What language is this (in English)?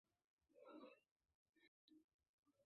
Bangla